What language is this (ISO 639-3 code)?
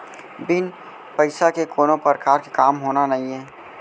hne